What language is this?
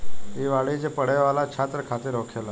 Bhojpuri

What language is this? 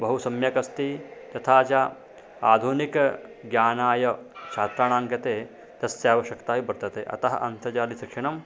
Sanskrit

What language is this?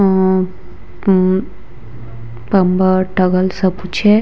Hindi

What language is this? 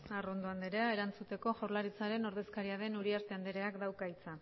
Basque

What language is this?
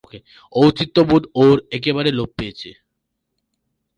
Bangla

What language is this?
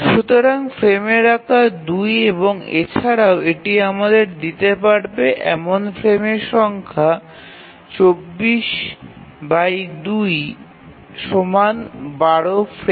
Bangla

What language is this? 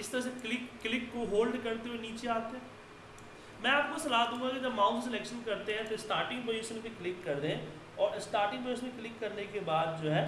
Hindi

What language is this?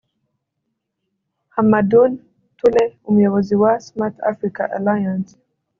Kinyarwanda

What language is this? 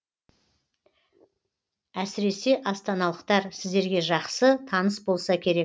Kazakh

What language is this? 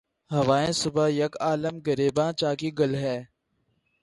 Urdu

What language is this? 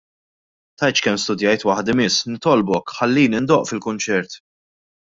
Maltese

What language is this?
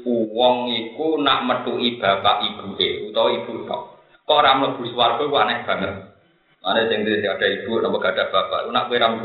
Indonesian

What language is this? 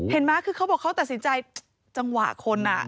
Thai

